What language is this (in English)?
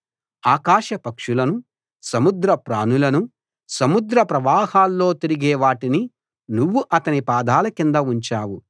Telugu